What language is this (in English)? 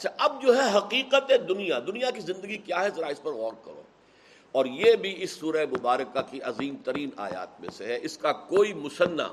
Urdu